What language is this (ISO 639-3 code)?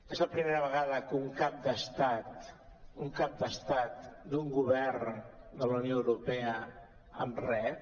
cat